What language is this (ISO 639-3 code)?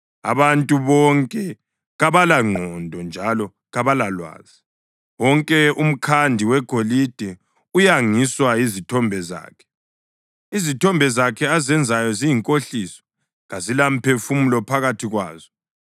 nde